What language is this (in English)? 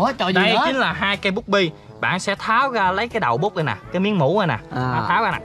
Vietnamese